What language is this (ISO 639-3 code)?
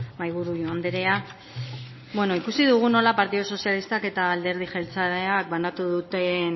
eus